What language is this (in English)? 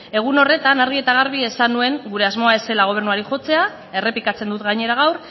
Basque